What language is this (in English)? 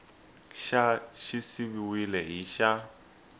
Tsonga